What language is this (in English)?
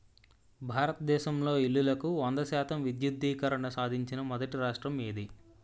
Telugu